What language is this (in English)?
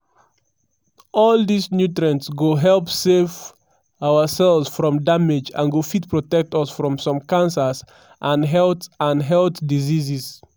Nigerian Pidgin